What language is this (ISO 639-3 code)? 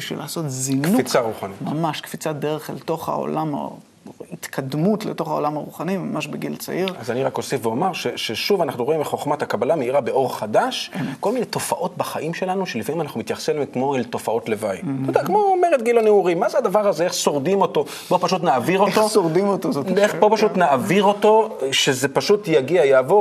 heb